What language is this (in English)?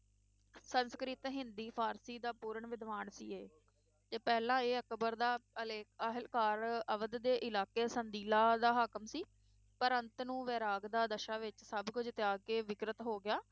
Punjabi